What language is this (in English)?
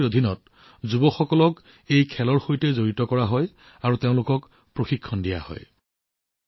Assamese